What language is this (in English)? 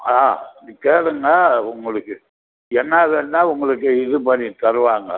Tamil